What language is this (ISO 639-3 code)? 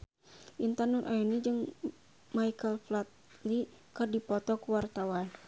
sun